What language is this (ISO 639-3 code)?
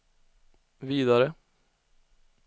swe